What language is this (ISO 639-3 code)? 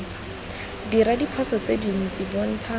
tsn